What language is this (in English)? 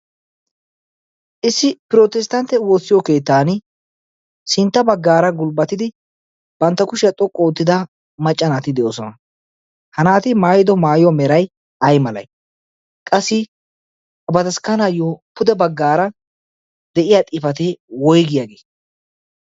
Wolaytta